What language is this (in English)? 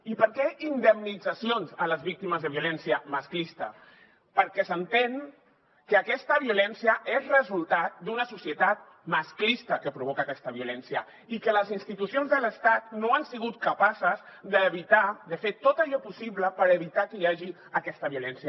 Catalan